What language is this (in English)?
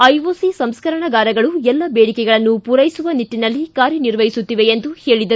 Kannada